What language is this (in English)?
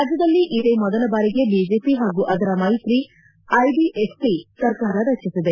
Kannada